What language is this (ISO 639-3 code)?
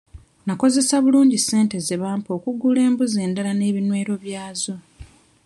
lug